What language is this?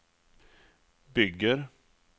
Swedish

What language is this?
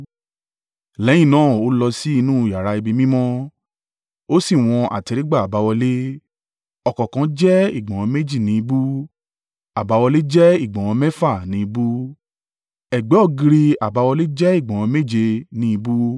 Yoruba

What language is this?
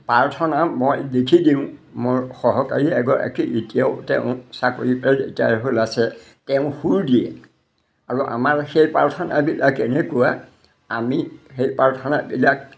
Assamese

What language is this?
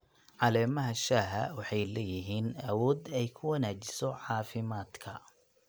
Somali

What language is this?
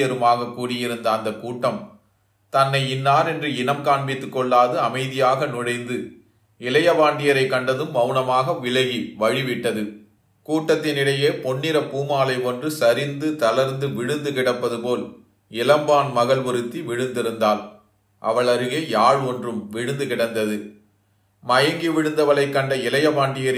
Tamil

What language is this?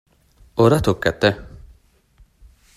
Italian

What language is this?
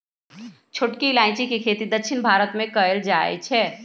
Magahi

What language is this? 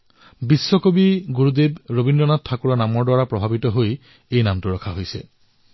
Assamese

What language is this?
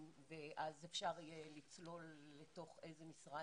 Hebrew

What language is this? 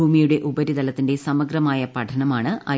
Malayalam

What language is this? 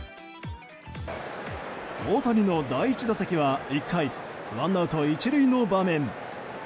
Japanese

